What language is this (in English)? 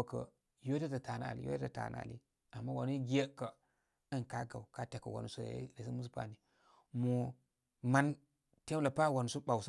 Koma